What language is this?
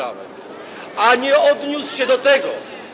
Polish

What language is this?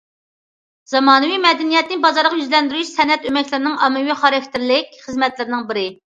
Uyghur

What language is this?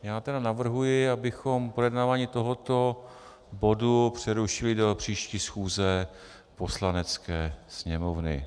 Czech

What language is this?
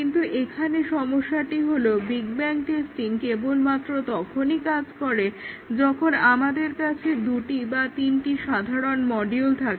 Bangla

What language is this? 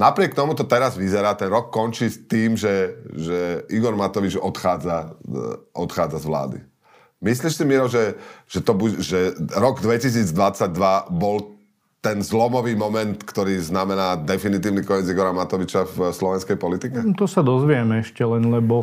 Slovak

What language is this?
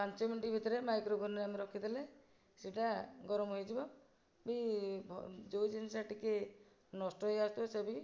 Odia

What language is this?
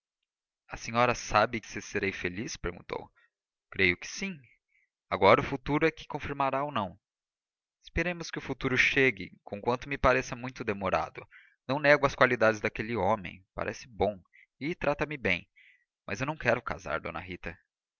Portuguese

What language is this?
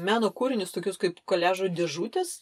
Lithuanian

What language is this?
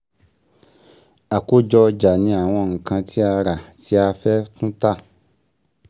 Yoruba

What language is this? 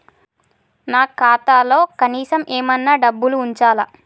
Telugu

